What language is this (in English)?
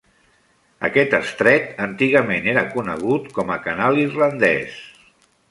Catalan